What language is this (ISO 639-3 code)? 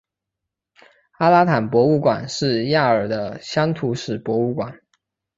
zho